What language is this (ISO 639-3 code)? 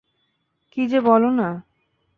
ben